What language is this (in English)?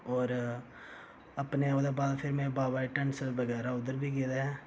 Dogri